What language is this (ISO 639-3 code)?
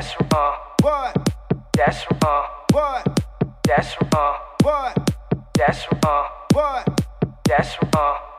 eng